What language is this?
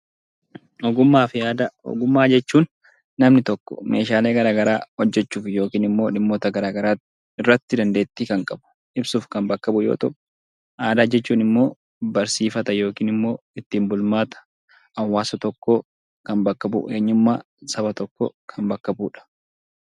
Oromo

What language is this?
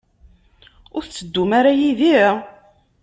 Kabyle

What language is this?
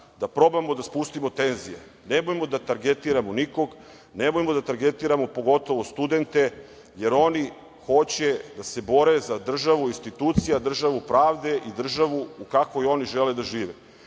Serbian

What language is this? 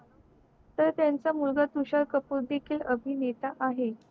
Marathi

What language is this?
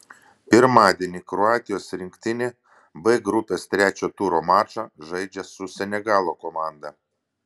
Lithuanian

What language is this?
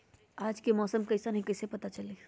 Magahi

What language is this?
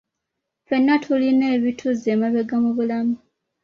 Ganda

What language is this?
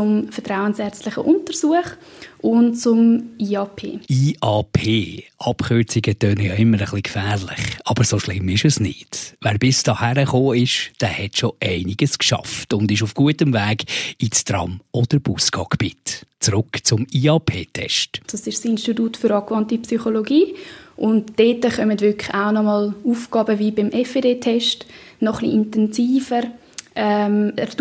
German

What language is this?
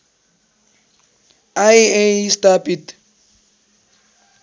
Nepali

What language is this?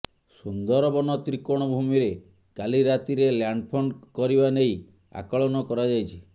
Odia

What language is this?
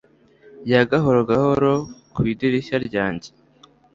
Kinyarwanda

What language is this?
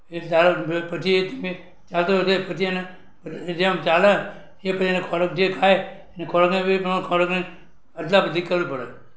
Gujarati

